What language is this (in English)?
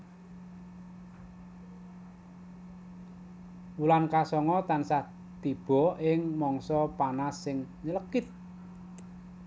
Javanese